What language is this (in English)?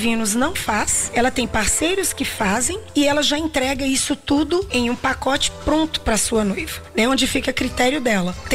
Portuguese